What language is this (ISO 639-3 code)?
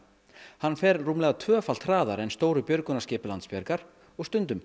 isl